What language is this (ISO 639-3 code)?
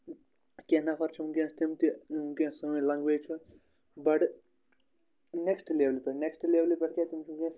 kas